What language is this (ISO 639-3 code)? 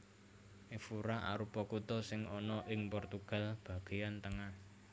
jav